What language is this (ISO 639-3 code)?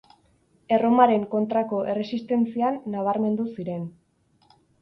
eus